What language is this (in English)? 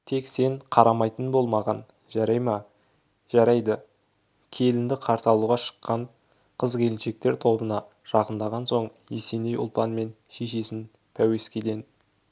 Kazakh